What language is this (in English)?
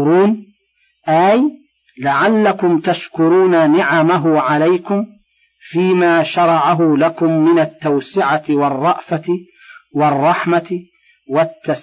Arabic